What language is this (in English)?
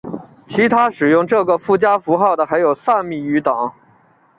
Chinese